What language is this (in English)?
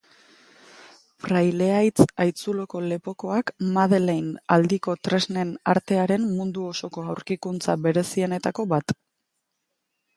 Basque